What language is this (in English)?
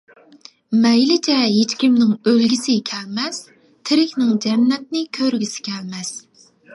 Uyghur